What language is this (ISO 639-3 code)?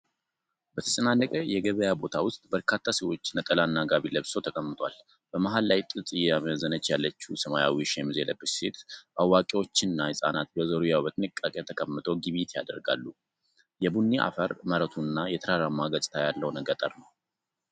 amh